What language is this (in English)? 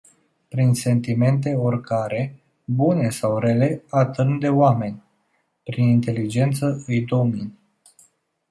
Romanian